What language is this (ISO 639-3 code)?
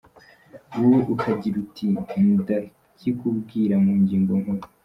kin